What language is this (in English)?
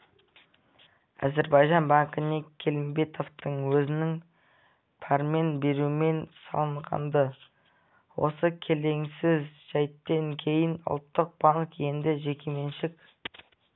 Kazakh